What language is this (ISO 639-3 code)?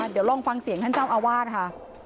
tha